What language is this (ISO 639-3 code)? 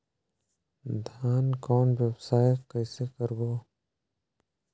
hne